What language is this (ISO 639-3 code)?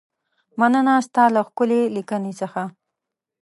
pus